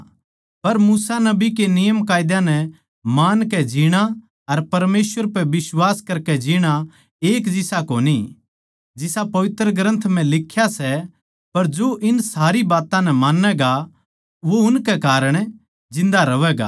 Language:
Haryanvi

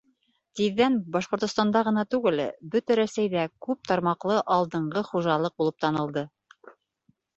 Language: Bashkir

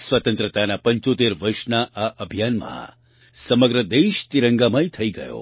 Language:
Gujarati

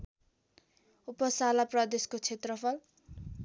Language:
Nepali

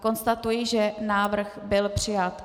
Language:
Czech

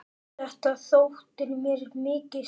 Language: Icelandic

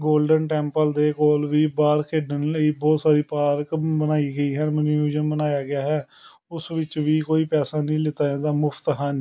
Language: Punjabi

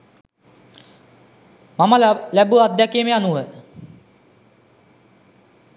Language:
Sinhala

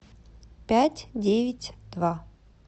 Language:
Russian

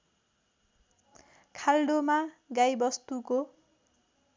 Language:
Nepali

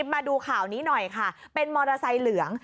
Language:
Thai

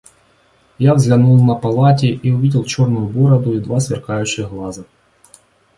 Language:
Russian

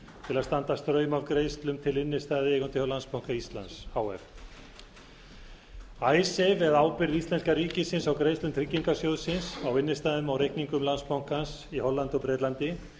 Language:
Icelandic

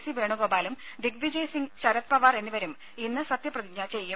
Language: Malayalam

